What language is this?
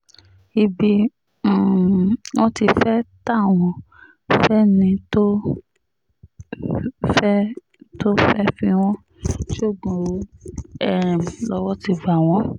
Yoruba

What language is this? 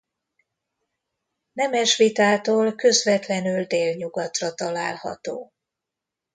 Hungarian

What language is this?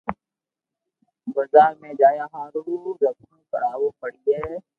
Loarki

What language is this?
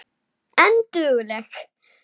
Icelandic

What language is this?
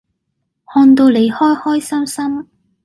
Cantonese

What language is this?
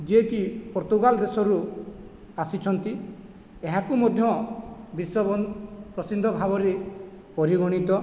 Odia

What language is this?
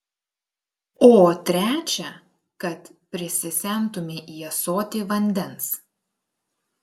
Lithuanian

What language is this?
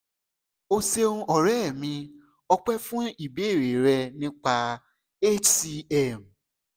Yoruba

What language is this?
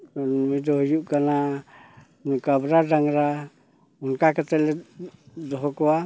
Santali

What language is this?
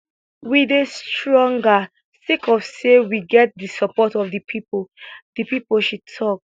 Nigerian Pidgin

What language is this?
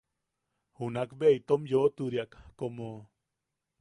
Yaqui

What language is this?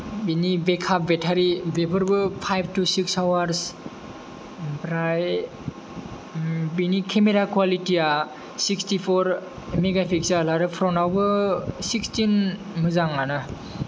Bodo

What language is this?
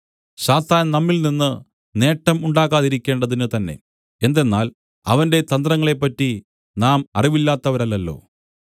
Malayalam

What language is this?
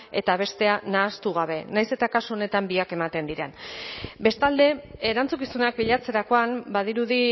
Basque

